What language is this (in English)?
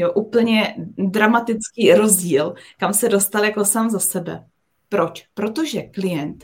Czech